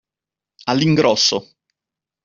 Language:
Italian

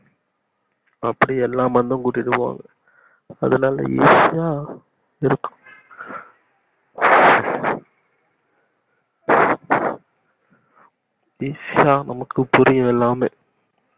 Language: Tamil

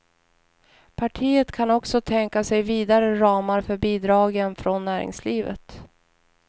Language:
Swedish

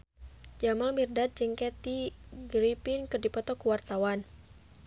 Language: Sundanese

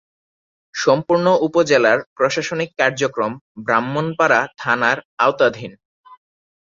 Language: Bangla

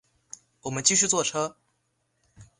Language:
Chinese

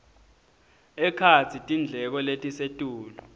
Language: Swati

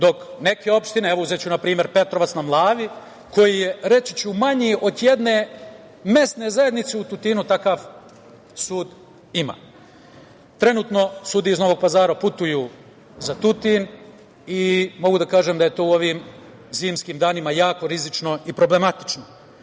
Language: Serbian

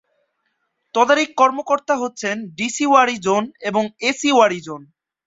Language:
Bangla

